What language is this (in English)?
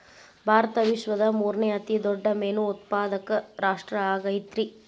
Kannada